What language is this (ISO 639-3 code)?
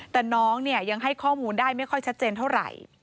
tha